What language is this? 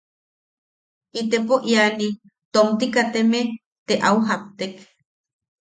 Yaqui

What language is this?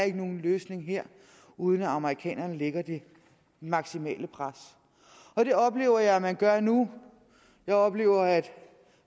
Danish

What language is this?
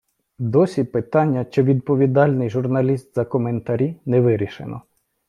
Ukrainian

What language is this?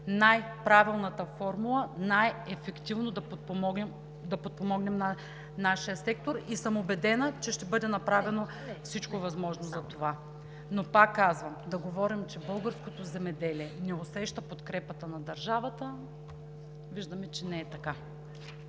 Bulgarian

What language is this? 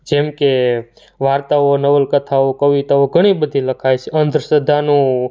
Gujarati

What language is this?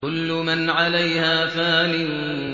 Arabic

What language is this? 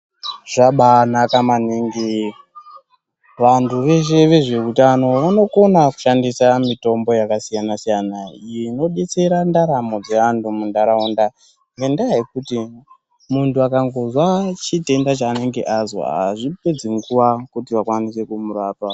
Ndau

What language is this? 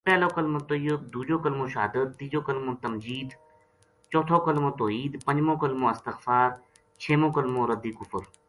Gujari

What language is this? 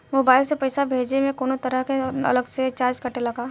Bhojpuri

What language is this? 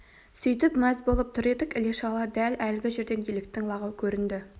Kazakh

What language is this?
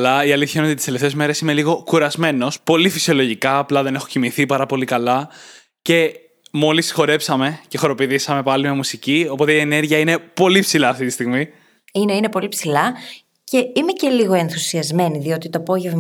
Greek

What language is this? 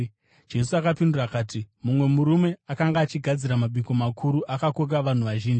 Shona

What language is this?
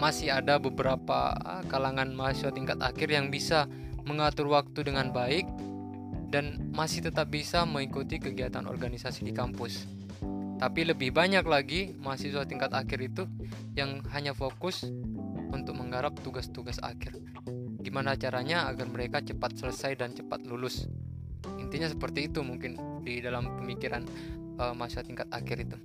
Indonesian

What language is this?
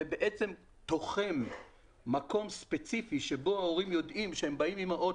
Hebrew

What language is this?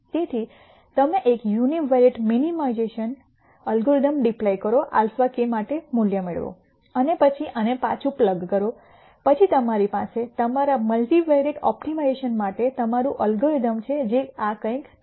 Gujarati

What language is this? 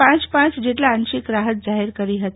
Gujarati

